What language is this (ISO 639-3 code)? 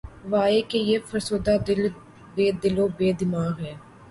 urd